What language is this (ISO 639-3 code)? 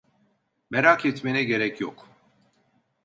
tur